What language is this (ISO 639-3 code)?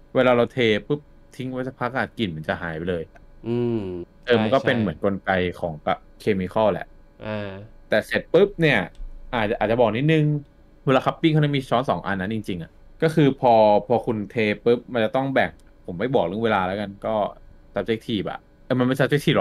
tha